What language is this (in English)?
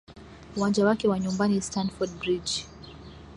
Swahili